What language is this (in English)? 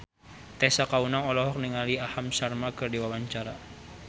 Sundanese